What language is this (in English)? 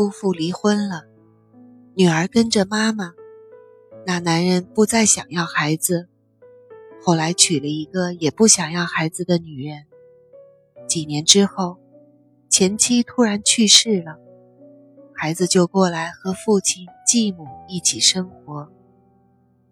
Chinese